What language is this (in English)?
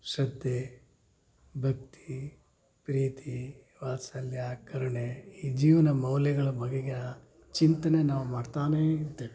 Kannada